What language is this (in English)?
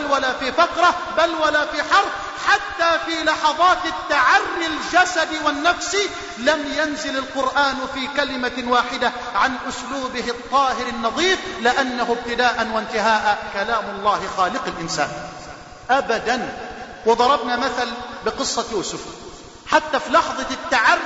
Arabic